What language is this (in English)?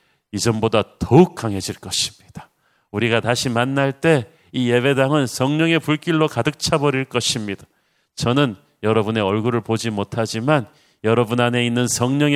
Korean